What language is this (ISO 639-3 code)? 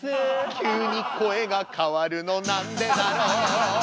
jpn